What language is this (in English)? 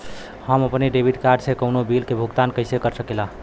Bhojpuri